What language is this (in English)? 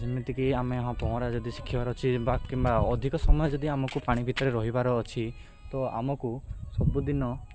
Odia